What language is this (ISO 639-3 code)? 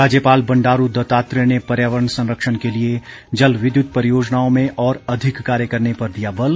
hin